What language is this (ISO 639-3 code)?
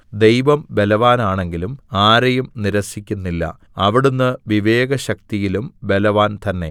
mal